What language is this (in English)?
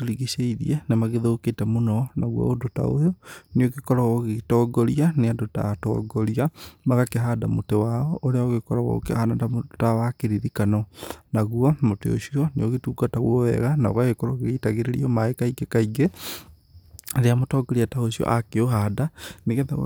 Kikuyu